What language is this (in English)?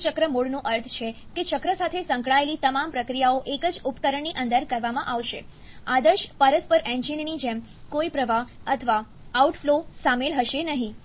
Gujarati